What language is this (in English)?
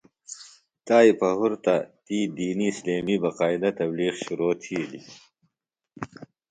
Phalura